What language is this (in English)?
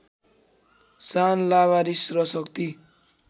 Nepali